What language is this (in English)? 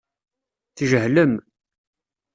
Kabyle